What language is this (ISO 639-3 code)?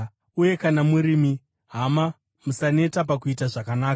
sna